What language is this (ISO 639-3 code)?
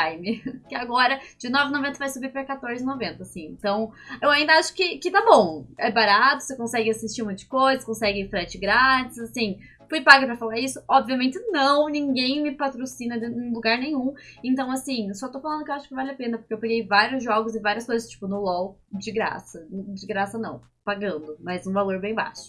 por